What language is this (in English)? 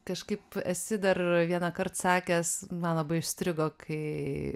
Lithuanian